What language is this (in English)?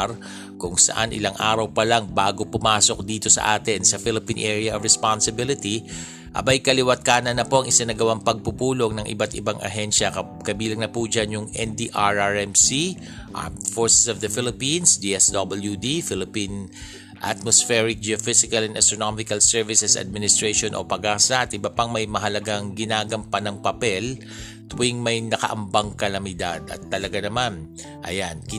Filipino